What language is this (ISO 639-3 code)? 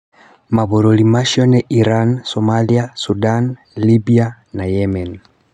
kik